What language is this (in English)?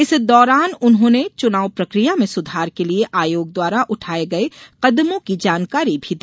Hindi